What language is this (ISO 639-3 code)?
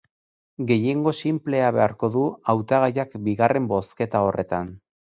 eus